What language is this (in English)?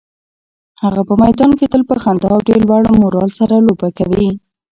Pashto